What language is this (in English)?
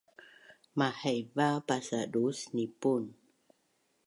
Bunun